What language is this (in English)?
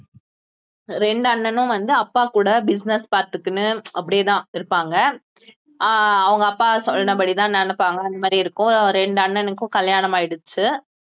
Tamil